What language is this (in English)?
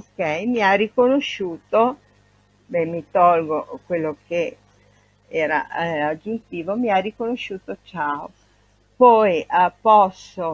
Italian